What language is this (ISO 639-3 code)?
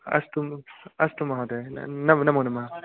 san